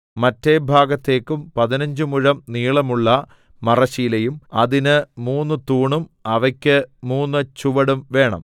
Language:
Malayalam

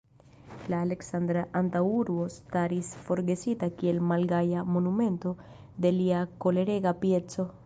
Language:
Esperanto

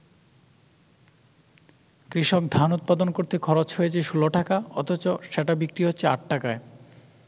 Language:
Bangla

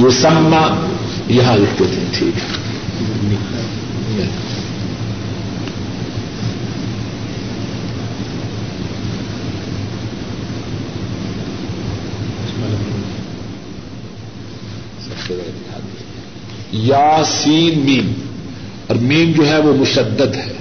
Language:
Urdu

